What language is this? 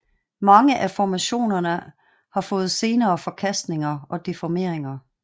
Danish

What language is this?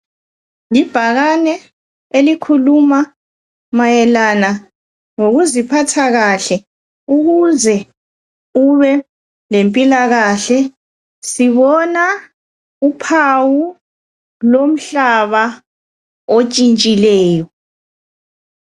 North Ndebele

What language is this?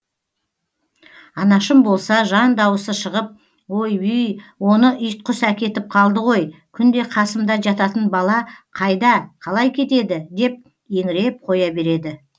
Kazakh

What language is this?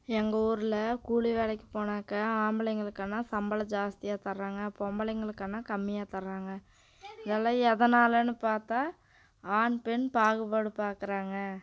Tamil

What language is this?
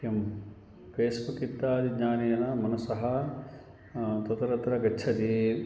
Sanskrit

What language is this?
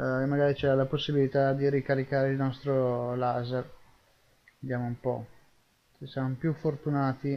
Italian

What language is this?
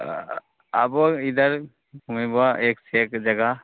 Maithili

